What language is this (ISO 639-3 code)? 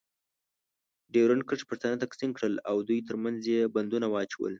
pus